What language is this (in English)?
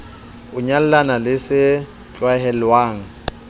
Southern Sotho